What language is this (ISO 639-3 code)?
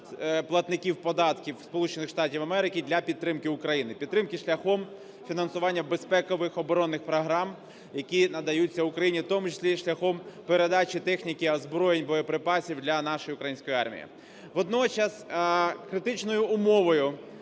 ukr